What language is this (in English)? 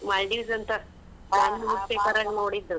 Kannada